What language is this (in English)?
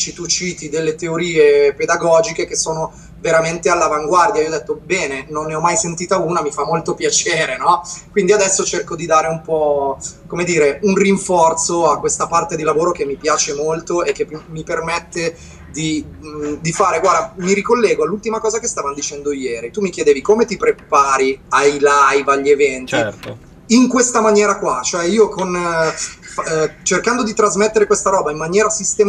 Italian